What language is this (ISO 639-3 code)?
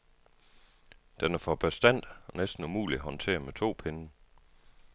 dan